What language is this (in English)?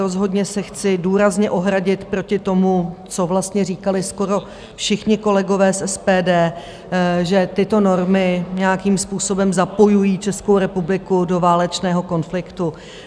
Czech